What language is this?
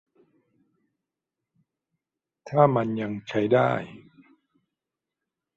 Thai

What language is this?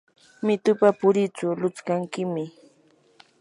Yanahuanca Pasco Quechua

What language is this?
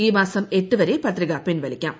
Malayalam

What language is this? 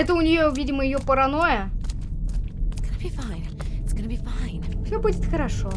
Russian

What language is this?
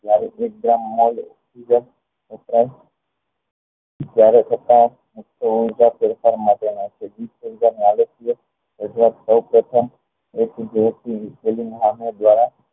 Gujarati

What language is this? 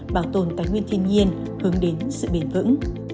Vietnamese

